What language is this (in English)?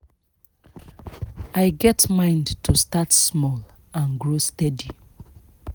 Nigerian Pidgin